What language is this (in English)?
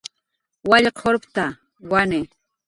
Jaqaru